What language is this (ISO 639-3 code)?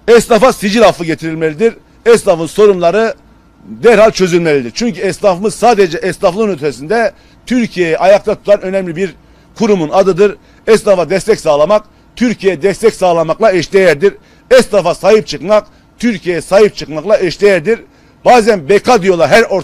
tur